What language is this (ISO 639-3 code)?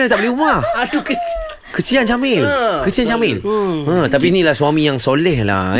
msa